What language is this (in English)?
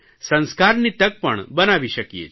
Gujarati